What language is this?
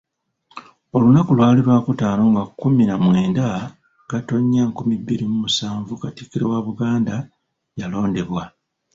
Ganda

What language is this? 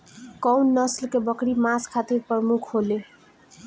Bhojpuri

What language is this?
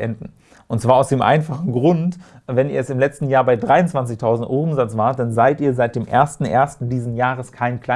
German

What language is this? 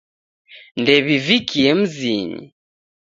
Taita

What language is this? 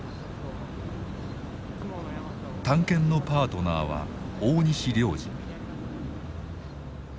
Japanese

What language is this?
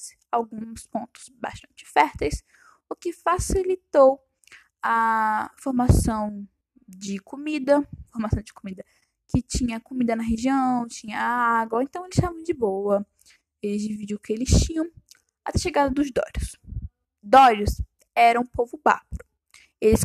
Portuguese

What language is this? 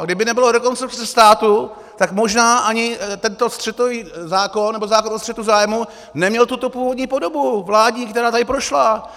Czech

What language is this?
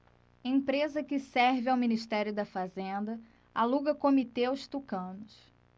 Portuguese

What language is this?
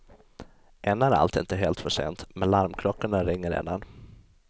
Swedish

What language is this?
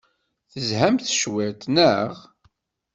Kabyle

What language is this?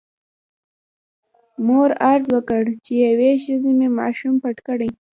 Pashto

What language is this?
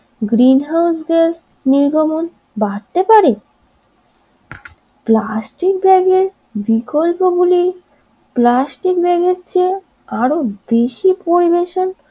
Bangla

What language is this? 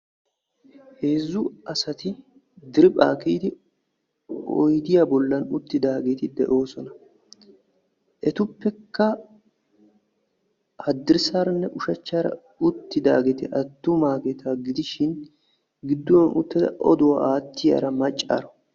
Wolaytta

